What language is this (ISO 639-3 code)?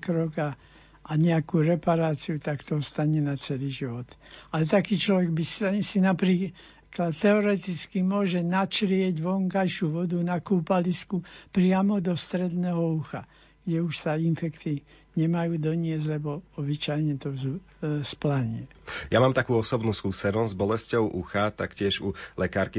slk